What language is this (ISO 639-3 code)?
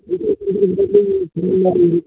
kan